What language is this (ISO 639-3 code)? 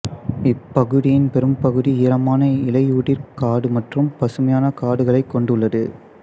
tam